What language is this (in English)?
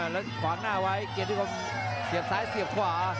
Thai